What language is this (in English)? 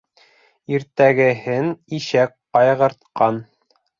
Bashkir